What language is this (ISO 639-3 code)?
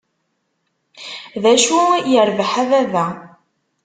kab